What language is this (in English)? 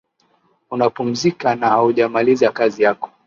Swahili